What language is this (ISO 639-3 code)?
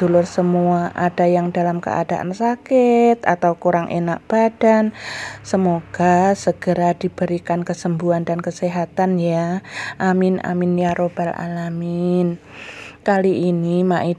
ind